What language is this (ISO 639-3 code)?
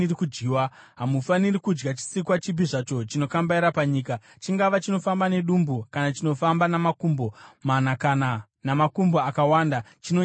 sna